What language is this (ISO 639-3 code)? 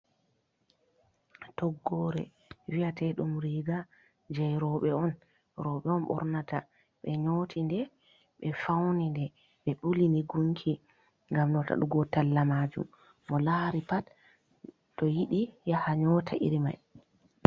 ful